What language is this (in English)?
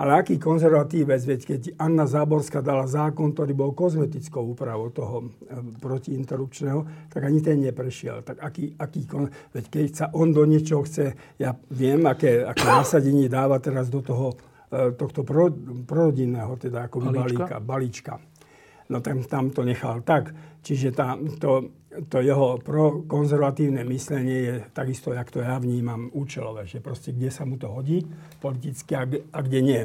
Slovak